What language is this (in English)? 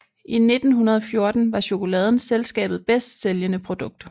Danish